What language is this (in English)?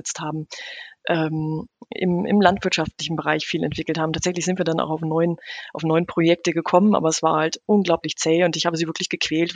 German